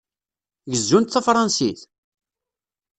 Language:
Kabyle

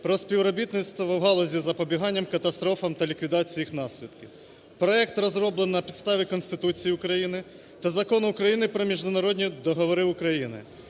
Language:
Ukrainian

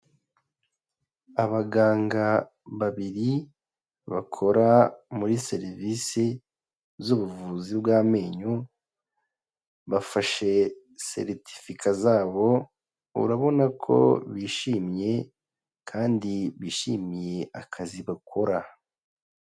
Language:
Kinyarwanda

